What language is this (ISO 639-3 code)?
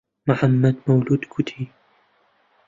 ckb